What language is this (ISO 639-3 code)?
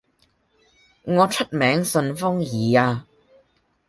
yue